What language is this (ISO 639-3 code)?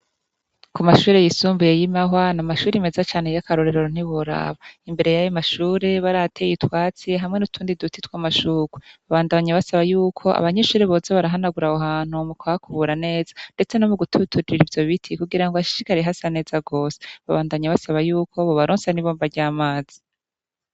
run